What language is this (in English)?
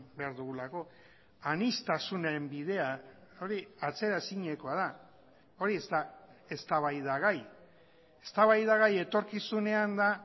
Basque